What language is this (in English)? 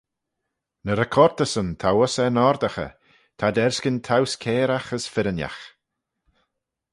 Manx